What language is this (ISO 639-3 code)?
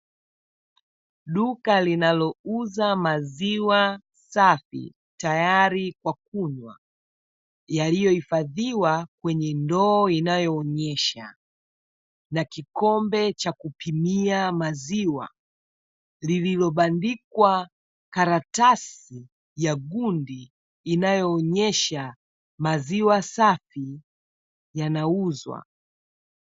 swa